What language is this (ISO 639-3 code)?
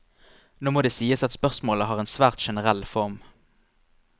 nor